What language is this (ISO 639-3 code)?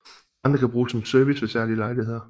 dan